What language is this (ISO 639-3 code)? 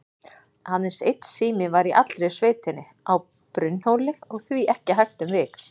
isl